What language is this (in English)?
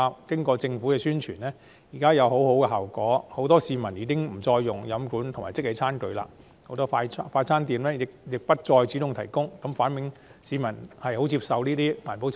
Cantonese